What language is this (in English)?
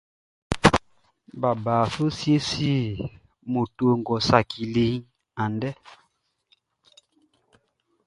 Baoulé